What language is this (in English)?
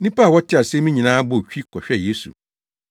Akan